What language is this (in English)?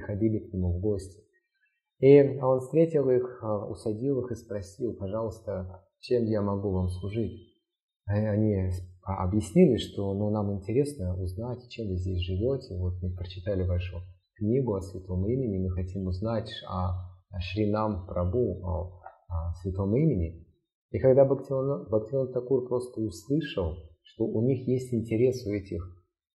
Russian